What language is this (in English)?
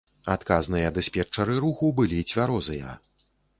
Belarusian